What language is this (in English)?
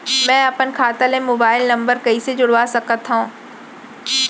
Chhattisgarhi